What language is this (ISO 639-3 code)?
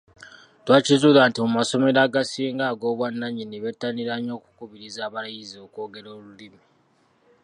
lug